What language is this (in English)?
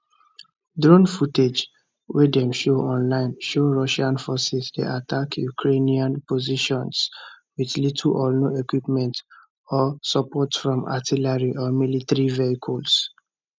Nigerian Pidgin